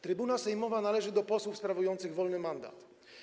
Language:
Polish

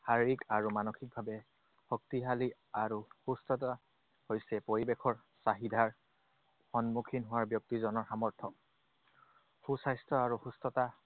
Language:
Assamese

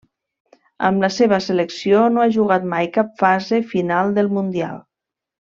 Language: Catalan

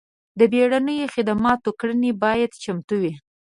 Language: Pashto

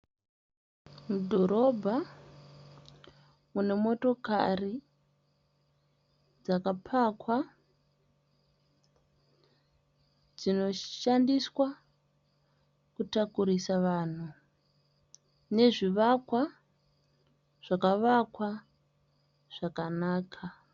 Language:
Shona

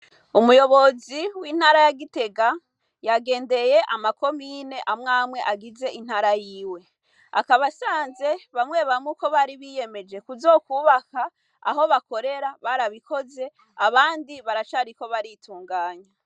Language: Rundi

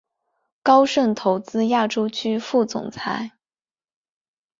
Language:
Chinese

